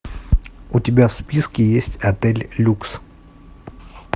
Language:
Russian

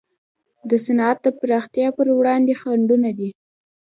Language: Pashto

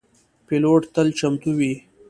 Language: Pashto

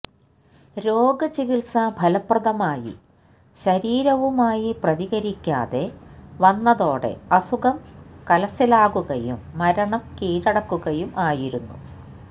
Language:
Malayalam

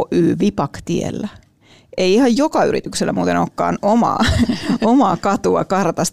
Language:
Finnish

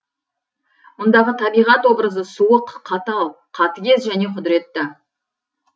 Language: Kazakh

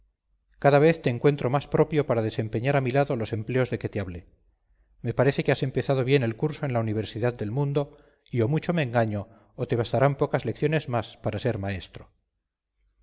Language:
Spanish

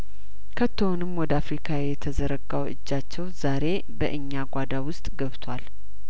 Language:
Amharic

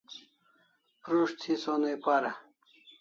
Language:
Kalasha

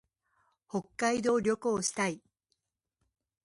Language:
Japanese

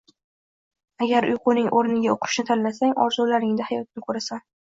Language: Uzbek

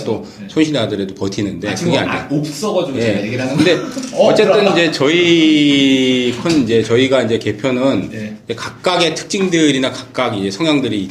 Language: Korean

